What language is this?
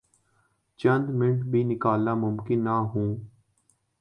Urdu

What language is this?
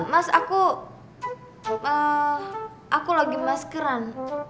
Indonesian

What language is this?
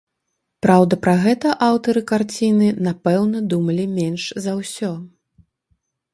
Belarusian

